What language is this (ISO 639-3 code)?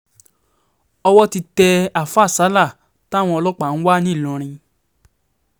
yor